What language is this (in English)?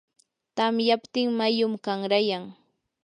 Yanahuanca Pasco Quechua